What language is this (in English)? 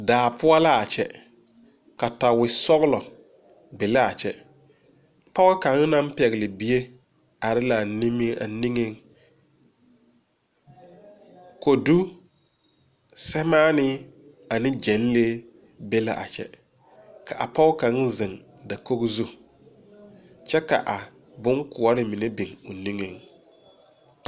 Southern Dagaare